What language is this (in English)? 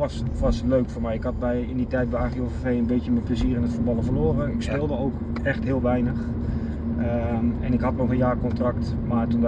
Dutch